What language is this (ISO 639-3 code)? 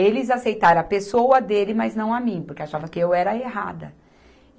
por